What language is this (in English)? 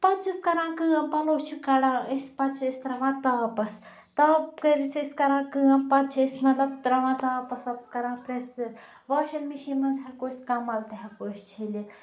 Kashmiri